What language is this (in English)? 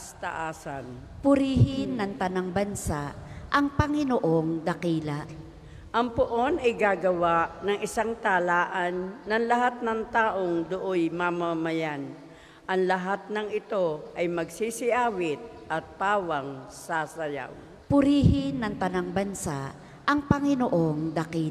Filipino